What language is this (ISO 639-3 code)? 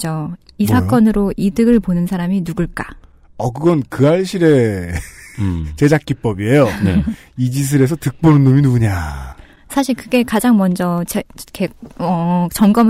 kor